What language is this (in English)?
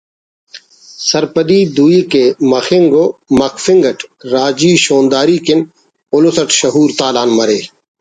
Brahui